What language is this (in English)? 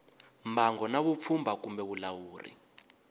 Tsonga